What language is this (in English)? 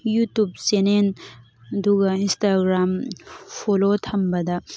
Manipuri